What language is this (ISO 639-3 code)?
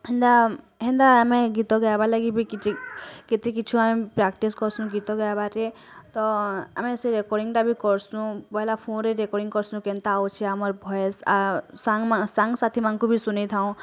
ori